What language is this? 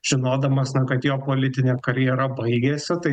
Lithuanian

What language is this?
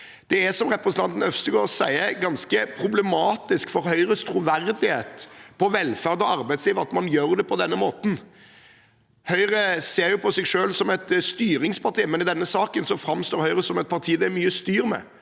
Norwegian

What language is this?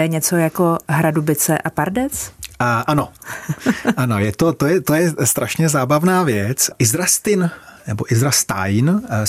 Czech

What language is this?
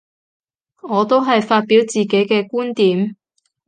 Cantonese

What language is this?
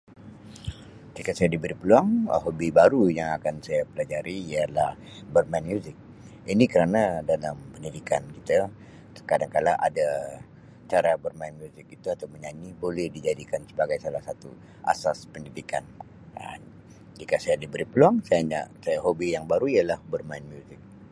Sabah Malay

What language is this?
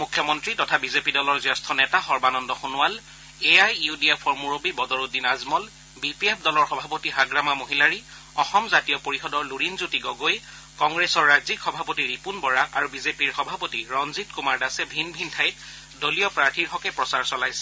Assamese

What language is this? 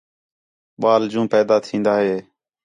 Khetrani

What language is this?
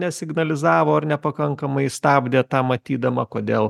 Lithuanian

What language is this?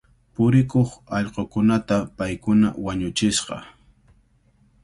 Cajatambo North Lima Quechua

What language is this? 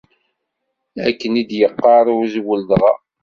Kabyle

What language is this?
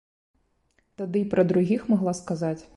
Belarusian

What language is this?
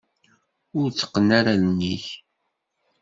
Kabyle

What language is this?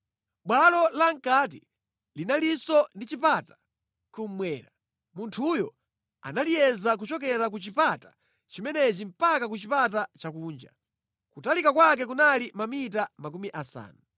Nyanja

